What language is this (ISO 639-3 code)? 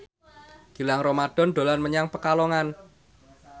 jav